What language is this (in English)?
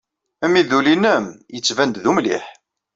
Kabyle